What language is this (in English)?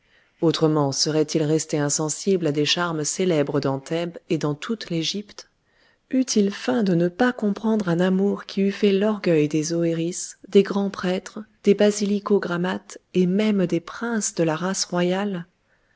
French